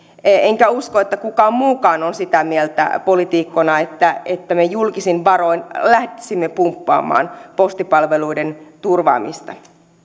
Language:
Finnish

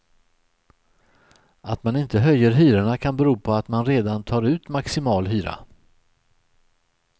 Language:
Swedish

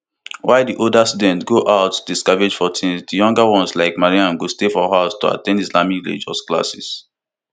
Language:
Nigerian Pidgin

